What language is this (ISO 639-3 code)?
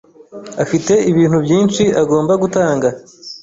kin